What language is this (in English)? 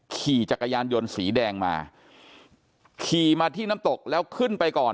Thai